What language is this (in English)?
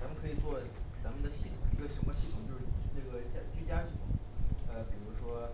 Chinese